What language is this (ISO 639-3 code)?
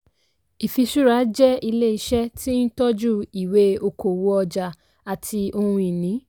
yor